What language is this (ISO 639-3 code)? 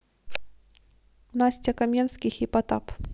rus